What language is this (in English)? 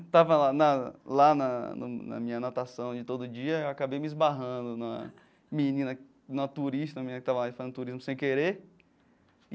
Portuguese